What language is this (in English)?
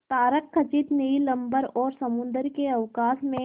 Hindi